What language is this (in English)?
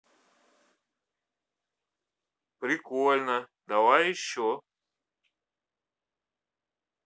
Russian